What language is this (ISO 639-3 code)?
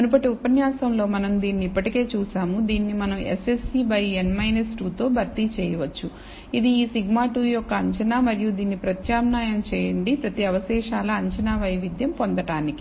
tel